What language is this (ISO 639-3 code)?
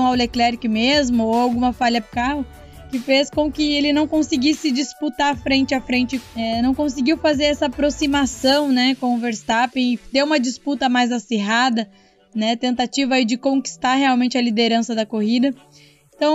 por